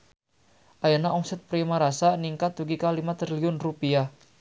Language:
Sundanese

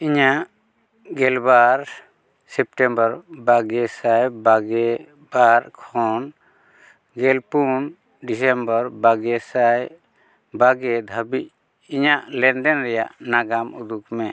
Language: Santali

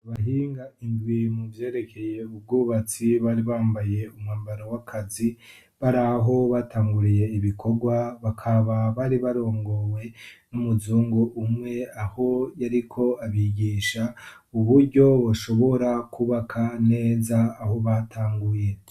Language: Rundi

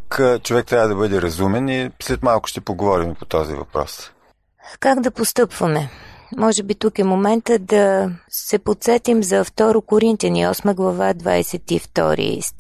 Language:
Bulgarian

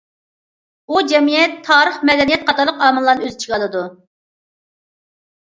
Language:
Uyghur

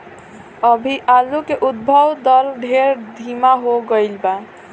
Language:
Bhojpuri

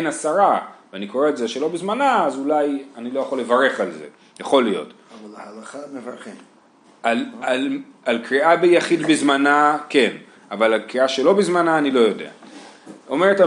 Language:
Hebrew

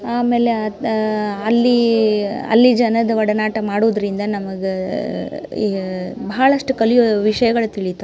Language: Kannada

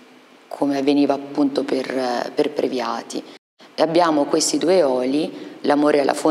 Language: Italian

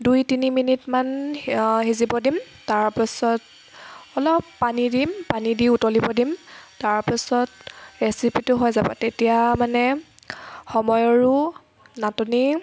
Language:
Assamese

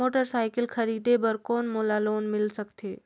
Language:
Chhattisgarhi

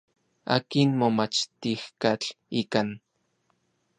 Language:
Orizaba Nahuatl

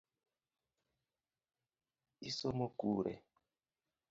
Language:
Luo (Kenya and Tanzania)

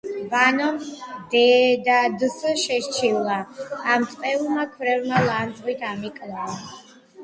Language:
Georgian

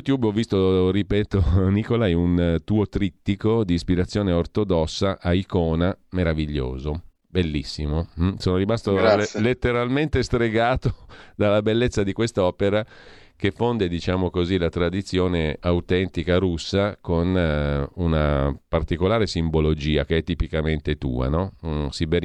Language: Italian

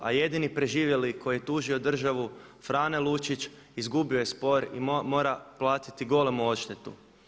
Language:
Croatian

